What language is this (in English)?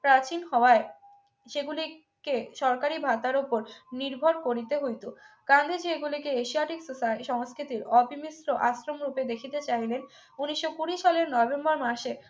Bangla